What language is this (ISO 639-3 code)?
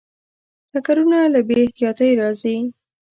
pus